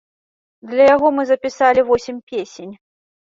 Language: Belarusian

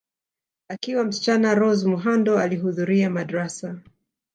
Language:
Swahili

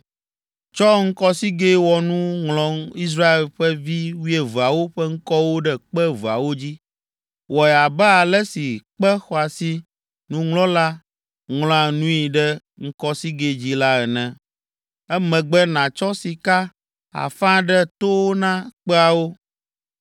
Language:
Ewe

